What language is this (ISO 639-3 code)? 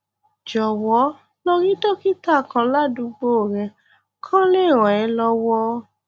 yor